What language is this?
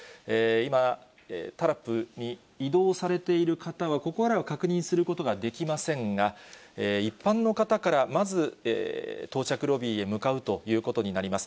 Japanese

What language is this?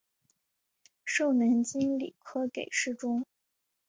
Chinese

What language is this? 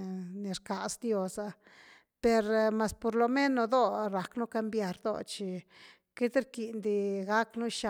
Güilá Zapotec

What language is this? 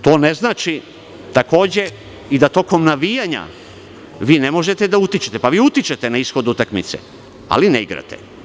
Serbian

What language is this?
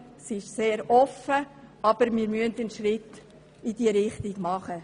Swiss German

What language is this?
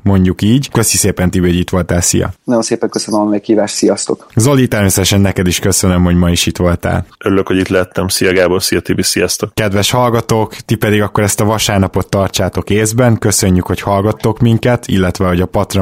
Hungarian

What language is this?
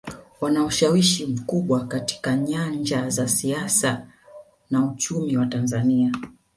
Swahili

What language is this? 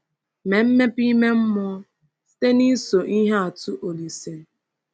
Igbo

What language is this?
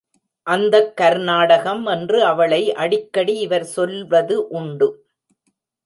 Tamil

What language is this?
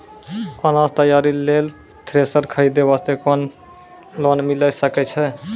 Maithili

